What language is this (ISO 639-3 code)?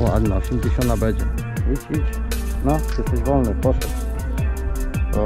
pol